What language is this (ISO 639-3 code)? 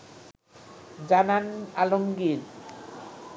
ben